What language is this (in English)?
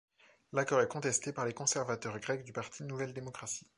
French